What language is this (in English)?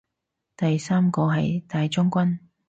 Cantonese